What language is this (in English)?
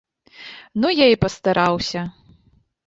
Belarusian